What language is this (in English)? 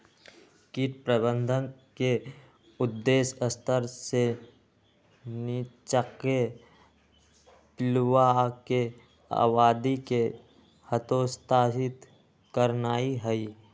Magahi